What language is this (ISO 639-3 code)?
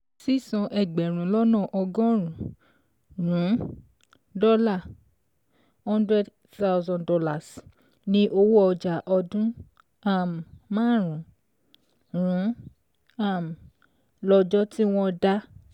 yor